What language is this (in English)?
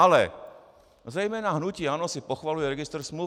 Czech